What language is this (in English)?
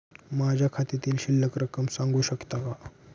Marathi